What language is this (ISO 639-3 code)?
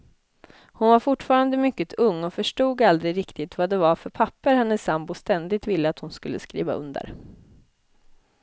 swe